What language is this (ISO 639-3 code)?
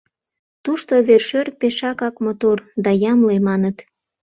chm